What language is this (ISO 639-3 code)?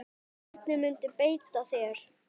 isl